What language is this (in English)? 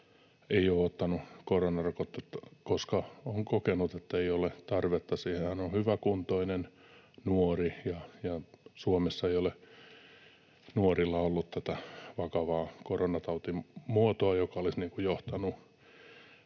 Finnish